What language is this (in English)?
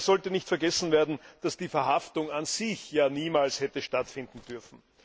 German